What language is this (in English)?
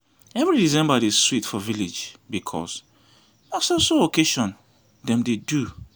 Nigerian Pidgin